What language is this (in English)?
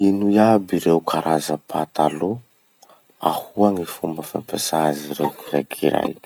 Masikoro Malagasy